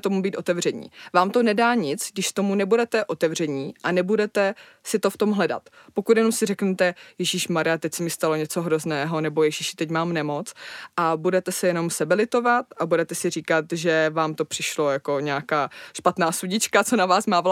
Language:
Czech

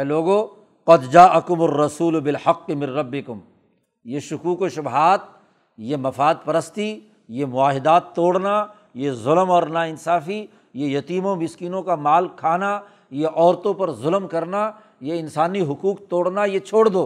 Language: Urdu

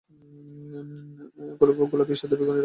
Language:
Bangla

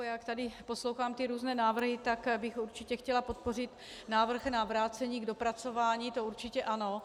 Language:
Czech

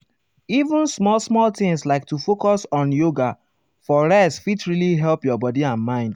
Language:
Nigerian Pidgin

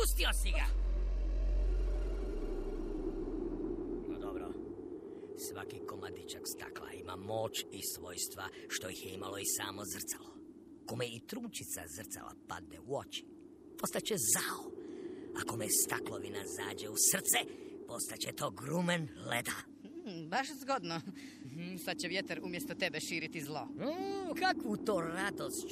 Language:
Croatian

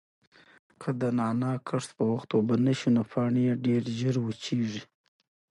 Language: Pashto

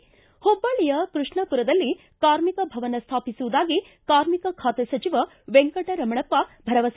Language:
Kannada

